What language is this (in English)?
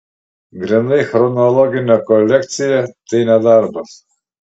Lithuanian